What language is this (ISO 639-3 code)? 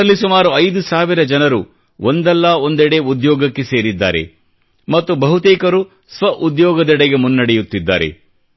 kan